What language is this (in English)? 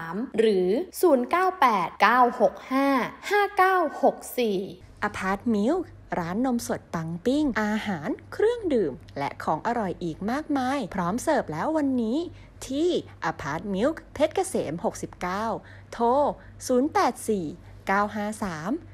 Thai